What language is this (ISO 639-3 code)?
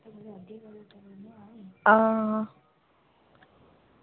doi